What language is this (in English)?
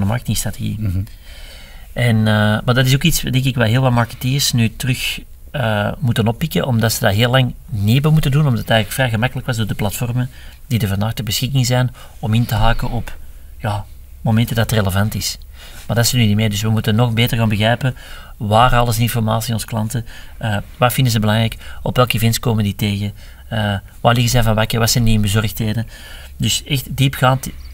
Dutch